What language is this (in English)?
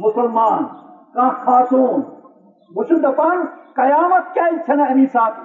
Urdu